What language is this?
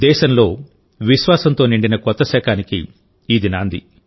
Telugu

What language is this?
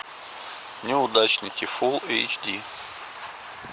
Russian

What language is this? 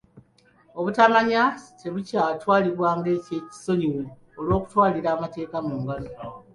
Ganda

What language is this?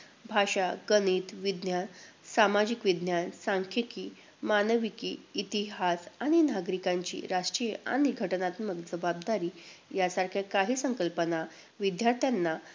Marathi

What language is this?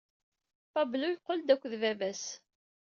Kabyle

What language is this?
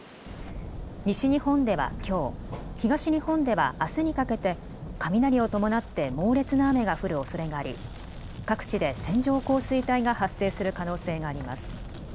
Japanese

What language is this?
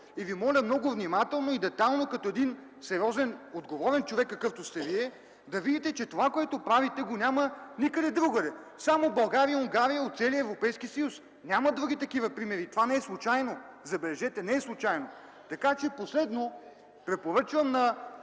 Bulgarian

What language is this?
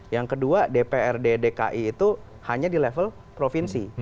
Indonesian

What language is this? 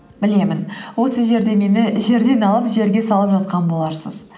Kazakh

